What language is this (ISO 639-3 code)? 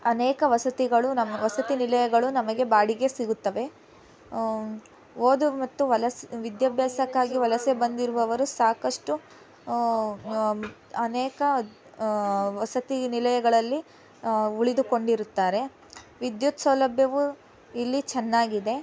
kan